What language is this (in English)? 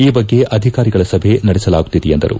Kannada